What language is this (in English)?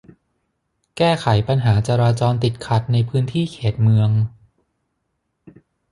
Thai